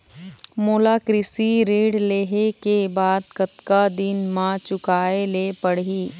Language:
Chhattisgarhi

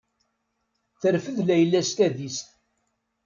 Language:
Kabyle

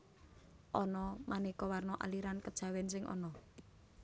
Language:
Javanese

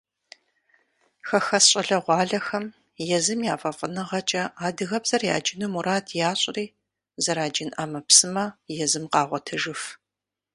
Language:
Kabardian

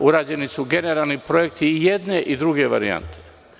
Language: Serbian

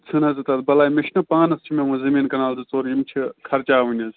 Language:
Kashmiri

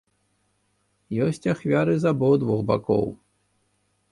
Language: Belarusian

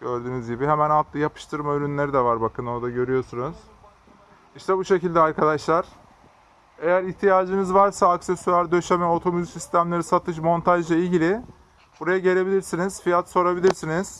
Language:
Turkish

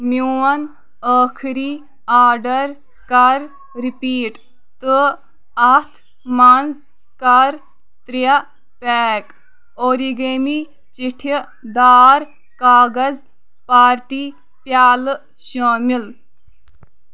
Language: Kashmiri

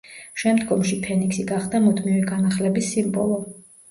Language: Georgian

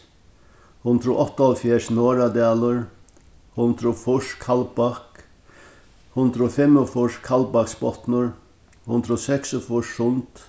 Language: Faroese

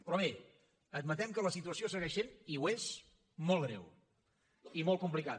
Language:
Catalan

